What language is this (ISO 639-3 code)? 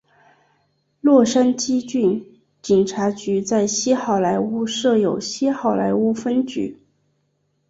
zho